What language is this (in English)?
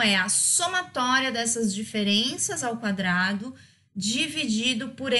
Portuguese